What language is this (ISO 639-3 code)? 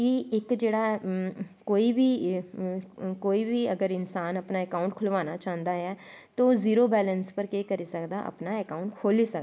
doi